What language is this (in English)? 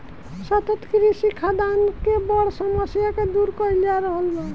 Bhojpuri